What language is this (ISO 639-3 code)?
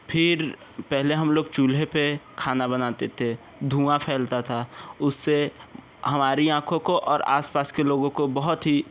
hin